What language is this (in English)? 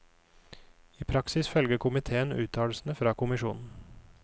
Norwegian